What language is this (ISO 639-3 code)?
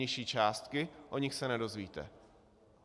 ces